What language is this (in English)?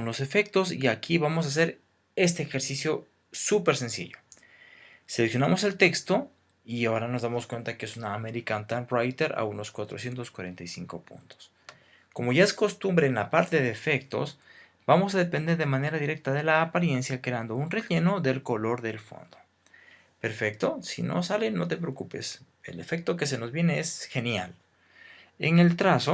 Spanish